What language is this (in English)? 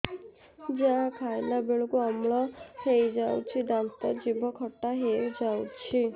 Odia